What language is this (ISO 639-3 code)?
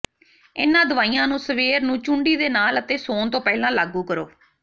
pan